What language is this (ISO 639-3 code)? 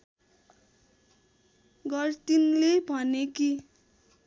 nep